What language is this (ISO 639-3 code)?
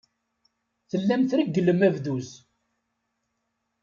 kab